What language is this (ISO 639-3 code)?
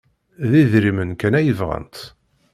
kab